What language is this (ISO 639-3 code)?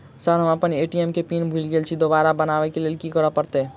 mai